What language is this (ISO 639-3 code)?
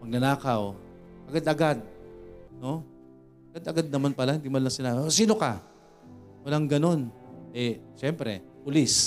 fil